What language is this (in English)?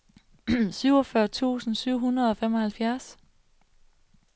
Danish